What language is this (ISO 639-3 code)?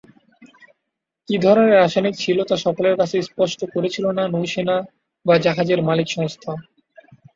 ben